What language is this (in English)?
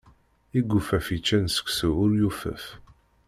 Kabyle